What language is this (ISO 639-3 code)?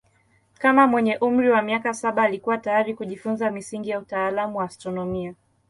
swa